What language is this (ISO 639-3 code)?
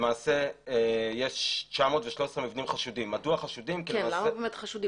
heb